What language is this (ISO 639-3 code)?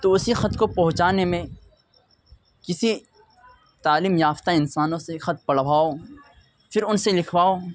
urd